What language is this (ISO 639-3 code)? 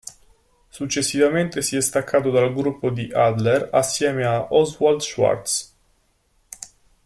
ita